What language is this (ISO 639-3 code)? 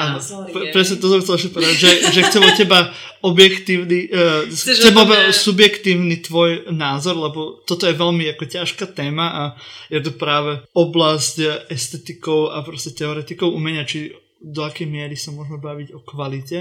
slk